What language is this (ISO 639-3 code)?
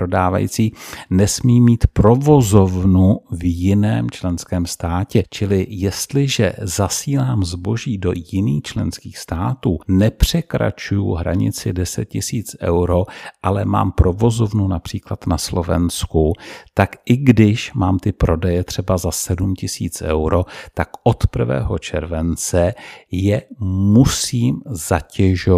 ces